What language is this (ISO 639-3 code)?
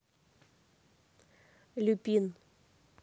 rus